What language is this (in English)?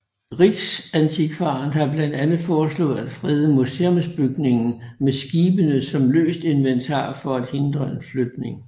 Danish